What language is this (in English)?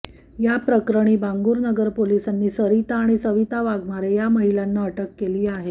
Marathi